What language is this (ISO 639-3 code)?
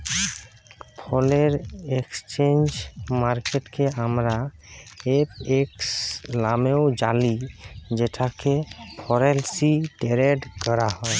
ben